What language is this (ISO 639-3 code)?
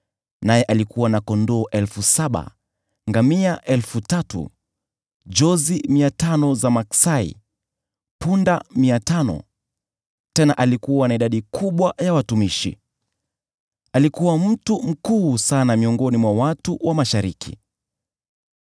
swa